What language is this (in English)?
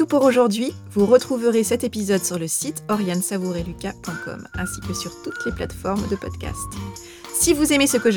French